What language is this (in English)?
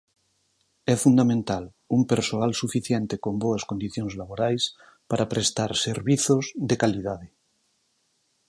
Galician